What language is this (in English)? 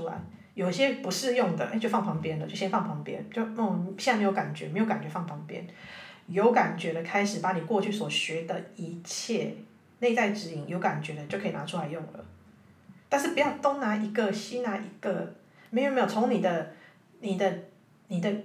Chinese